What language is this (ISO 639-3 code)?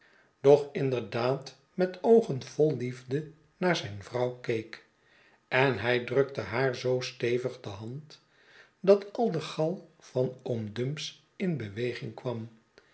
nld